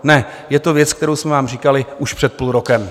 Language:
Czech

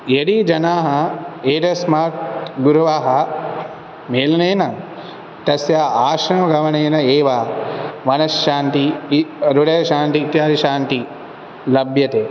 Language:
Sanskrit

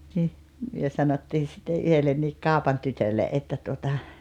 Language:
Finnish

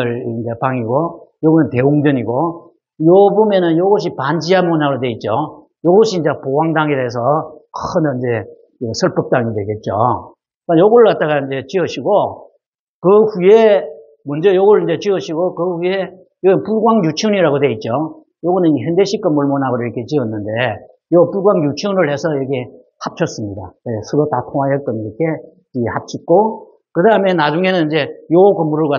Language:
Korean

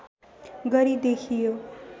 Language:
Nepali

